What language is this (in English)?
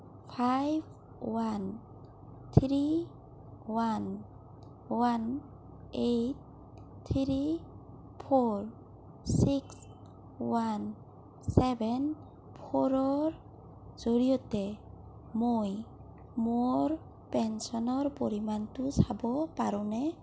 Assamese